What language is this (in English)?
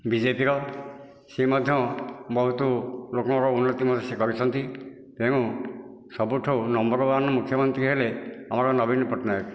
Odia